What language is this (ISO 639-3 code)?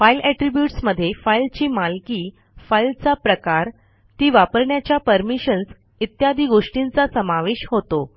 mar